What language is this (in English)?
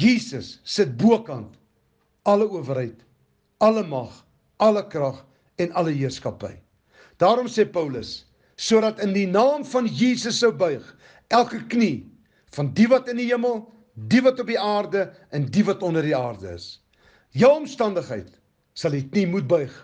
Dutch